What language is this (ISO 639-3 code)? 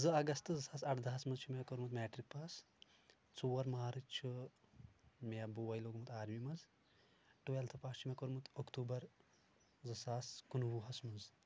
kas